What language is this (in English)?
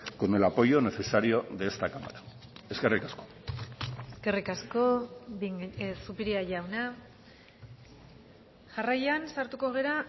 Basque